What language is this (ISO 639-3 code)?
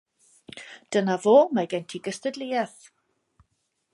cym